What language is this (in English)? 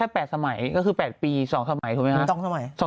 Thai